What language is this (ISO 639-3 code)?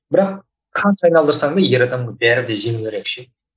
kaz